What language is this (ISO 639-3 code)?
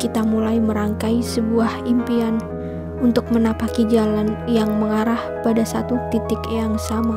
ind